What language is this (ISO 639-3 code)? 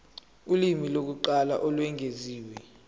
zul